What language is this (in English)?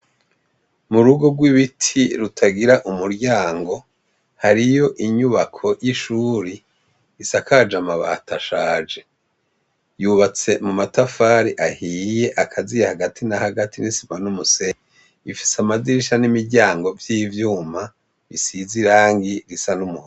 Rundi